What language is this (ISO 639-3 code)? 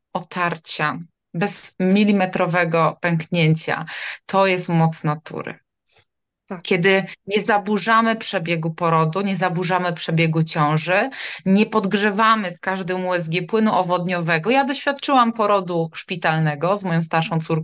pol